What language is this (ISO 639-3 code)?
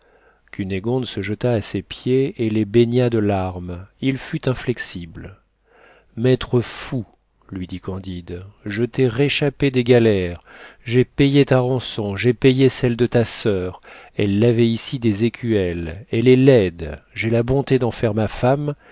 fra